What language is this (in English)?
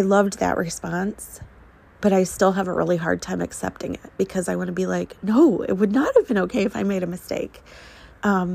English